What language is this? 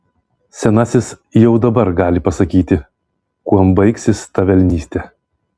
Lithuanian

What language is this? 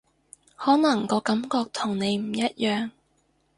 Cantonese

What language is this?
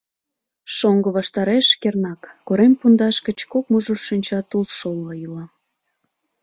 Mari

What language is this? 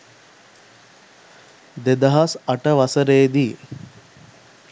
Sinhala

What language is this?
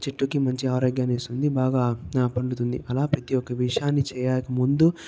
Telugu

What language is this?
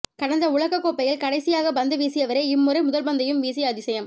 Tamil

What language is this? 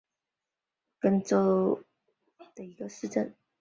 Chinese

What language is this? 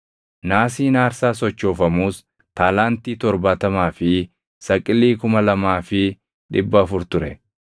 Oromo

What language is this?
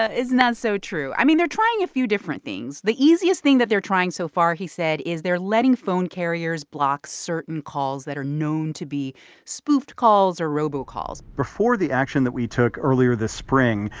English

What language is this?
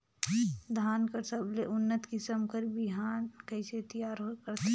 Chhattisgarhi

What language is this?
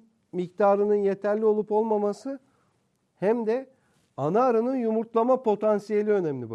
Turkish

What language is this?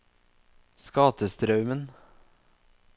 Norwegian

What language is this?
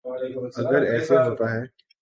Urdu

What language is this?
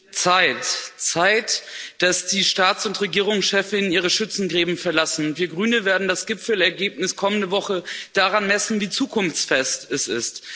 German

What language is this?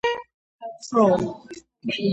Georgian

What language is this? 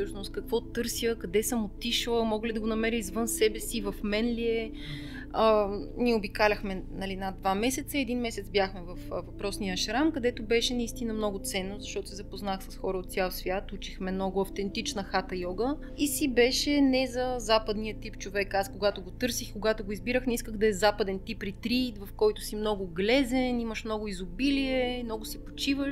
Bulgarian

